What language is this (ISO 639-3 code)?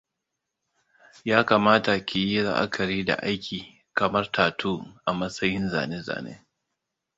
hau